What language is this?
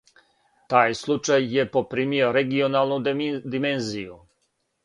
Serbian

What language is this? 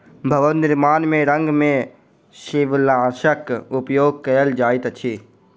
Maithili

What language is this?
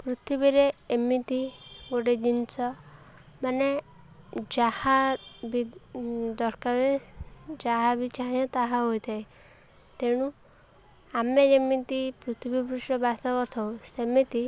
Odia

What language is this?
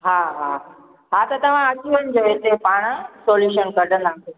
Sindhi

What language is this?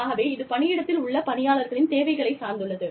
Tamil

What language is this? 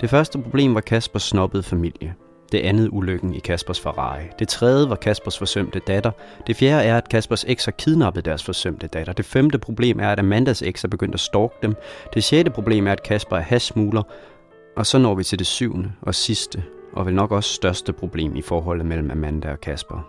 Danish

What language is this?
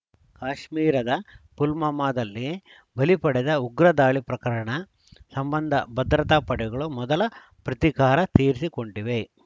Kannada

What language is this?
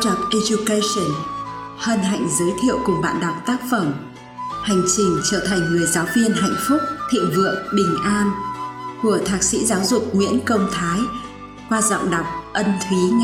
Vietnamese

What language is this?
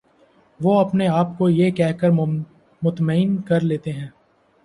Urdu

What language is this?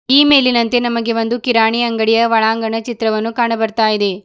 Kannada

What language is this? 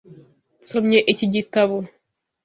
Kinyarwanda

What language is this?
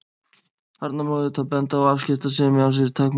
Icelandic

